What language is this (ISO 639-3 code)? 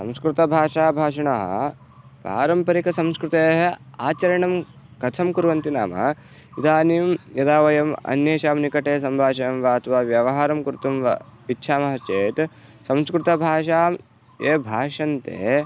san